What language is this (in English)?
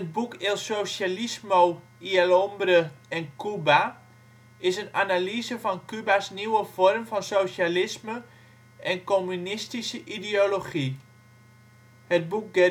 Dutch